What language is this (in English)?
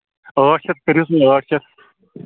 Kashmiri